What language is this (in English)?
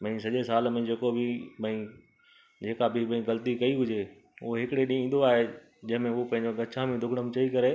Sindhi